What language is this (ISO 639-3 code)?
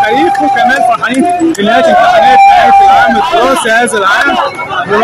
ara